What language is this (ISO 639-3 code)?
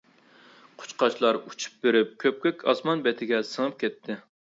uig